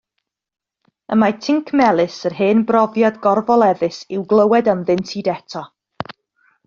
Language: Welsh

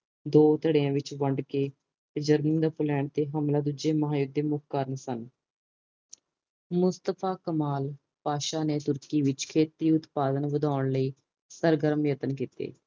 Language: Punjabi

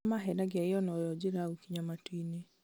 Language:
Kikuyu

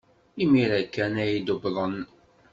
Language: Kabyle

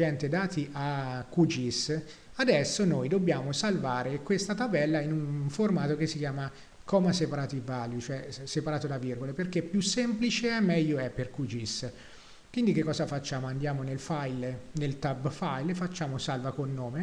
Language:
Italian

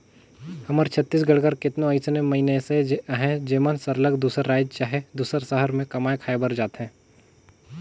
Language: Chhattisgarhi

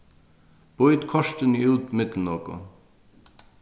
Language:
Faroese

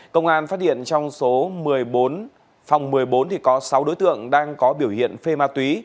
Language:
Vietnamese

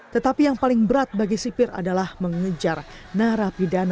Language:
Indonesian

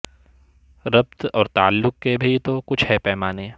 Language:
Urdu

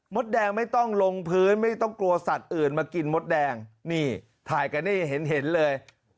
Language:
Thai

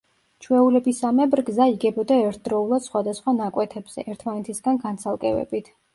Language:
Georgian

